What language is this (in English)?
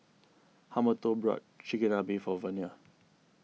English